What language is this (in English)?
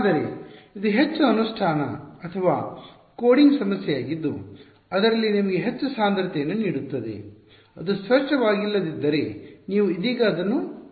Kannada